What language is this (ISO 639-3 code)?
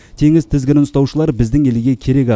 kaz